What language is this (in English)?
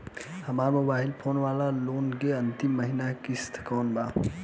Bhojpuri